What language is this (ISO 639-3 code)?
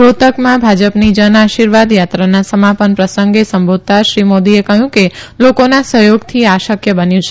guj